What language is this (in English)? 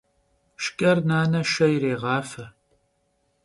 Kabardian